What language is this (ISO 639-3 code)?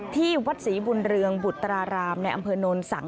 tha